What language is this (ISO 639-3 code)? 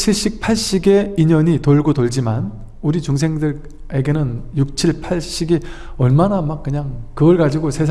kor